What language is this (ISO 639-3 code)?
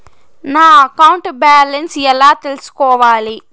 tel